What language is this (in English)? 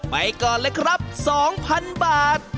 Thai